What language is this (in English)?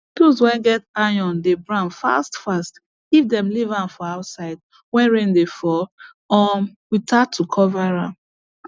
Nigerian Pidgin